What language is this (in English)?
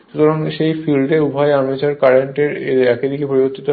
Bangla